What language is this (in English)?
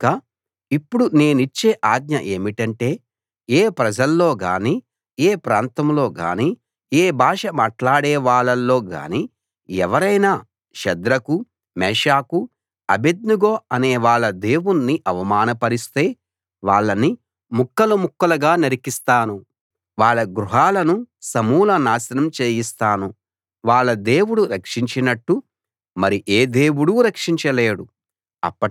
Telugu